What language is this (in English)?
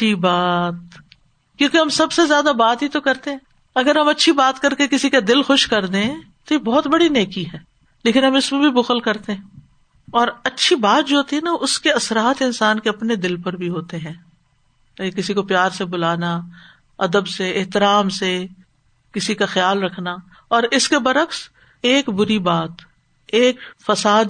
Urdu